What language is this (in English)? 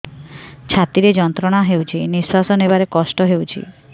Odia